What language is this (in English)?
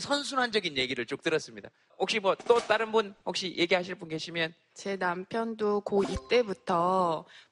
Korean